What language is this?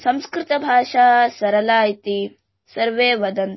Hindi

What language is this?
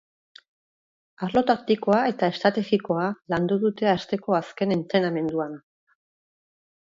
Basque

